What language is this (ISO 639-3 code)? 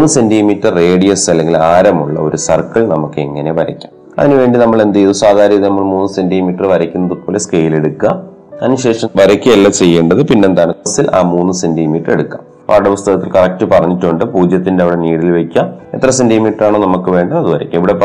mal